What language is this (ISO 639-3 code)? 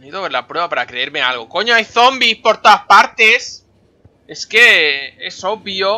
spa